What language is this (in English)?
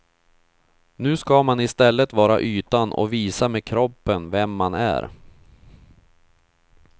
Swedish